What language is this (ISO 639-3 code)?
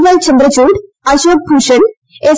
mal